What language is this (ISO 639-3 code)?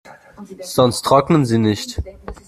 deu